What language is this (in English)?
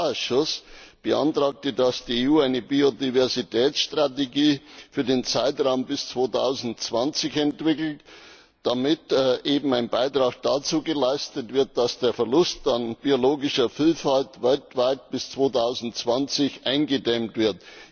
German